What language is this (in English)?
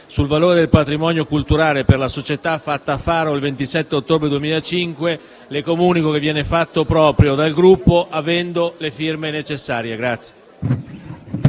Italian